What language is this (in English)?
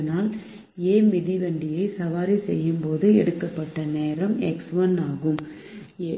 Tamil